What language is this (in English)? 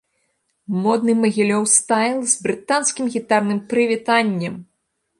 Belarusian